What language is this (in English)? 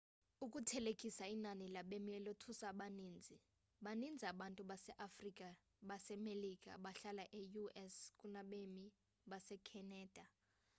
Xhosa